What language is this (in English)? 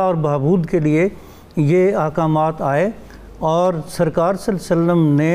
Urdu